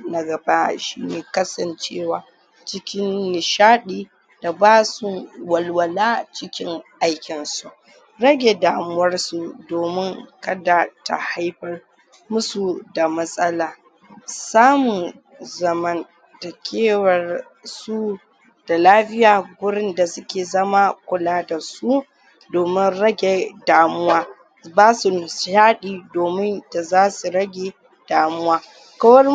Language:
Hausa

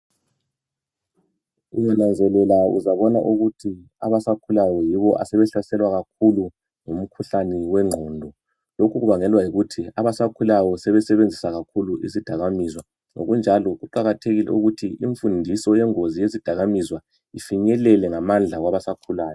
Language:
North Ndebele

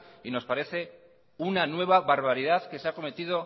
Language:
Spanish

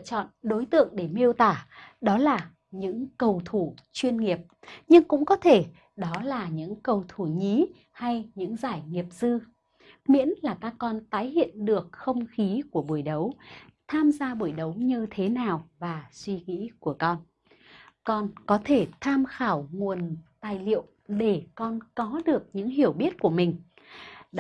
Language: Vietnamese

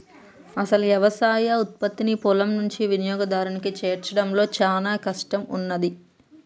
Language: Telugu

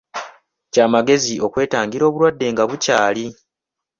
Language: Ganda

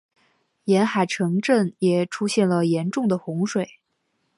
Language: Chinese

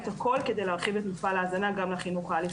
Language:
Hebrew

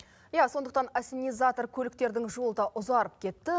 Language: Kazakh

